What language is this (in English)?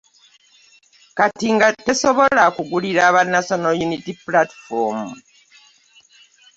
Ganda